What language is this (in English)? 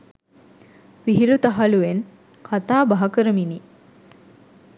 Sinhala